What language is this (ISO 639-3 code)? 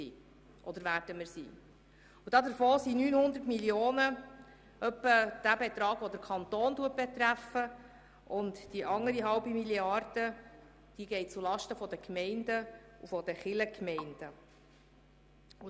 gsw